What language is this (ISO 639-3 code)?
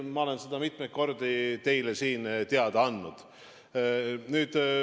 est